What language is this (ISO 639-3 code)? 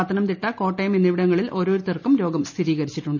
mal